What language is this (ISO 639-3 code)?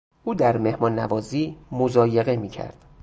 fas